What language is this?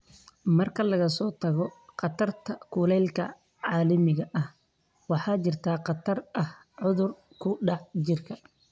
Somali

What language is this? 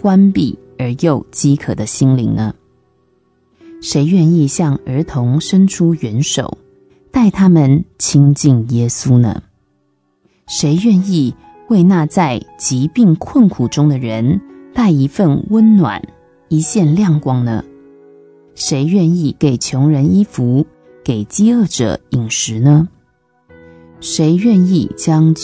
Chinese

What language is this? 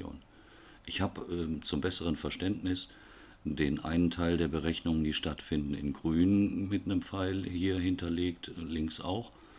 German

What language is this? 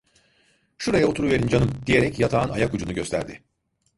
Turkish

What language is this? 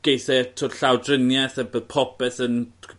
Welsh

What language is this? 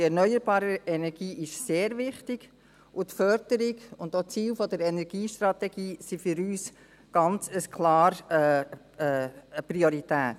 Swiss German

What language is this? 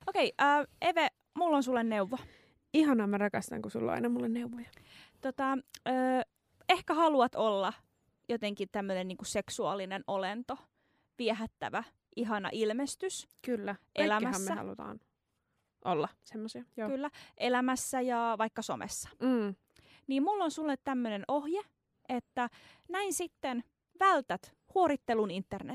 Finnish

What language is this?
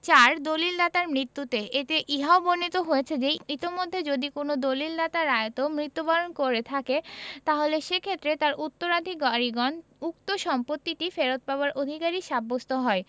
Bangla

